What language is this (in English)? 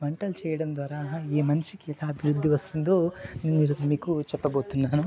Telugu